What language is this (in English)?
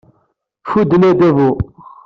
Kabyle